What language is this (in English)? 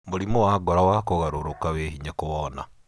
Kikuyu